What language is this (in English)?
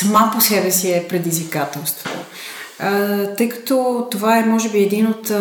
Bulgarian